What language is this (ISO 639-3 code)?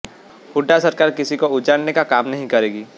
hin